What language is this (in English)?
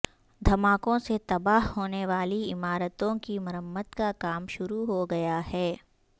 Urdu